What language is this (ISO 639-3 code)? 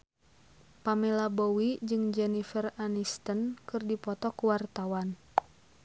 sun